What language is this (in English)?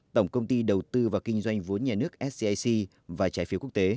Vietnamese